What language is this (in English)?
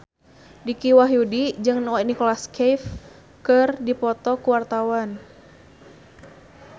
Sundanese